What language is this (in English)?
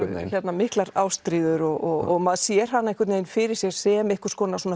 Icelandic